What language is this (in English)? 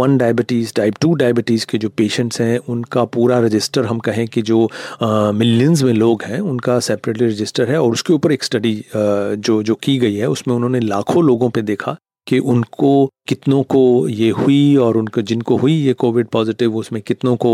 Hindi